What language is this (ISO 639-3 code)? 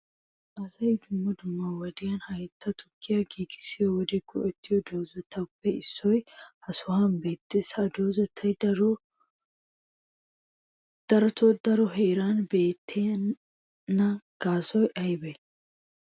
wal